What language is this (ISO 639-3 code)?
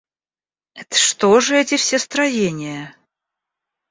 rus